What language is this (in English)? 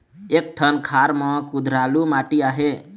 Chhattisgarhi